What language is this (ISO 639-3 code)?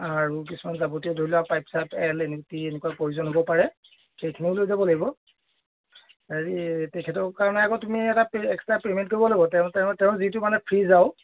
asm